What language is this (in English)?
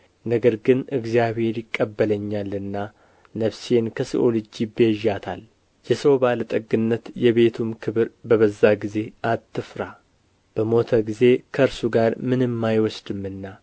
Amharic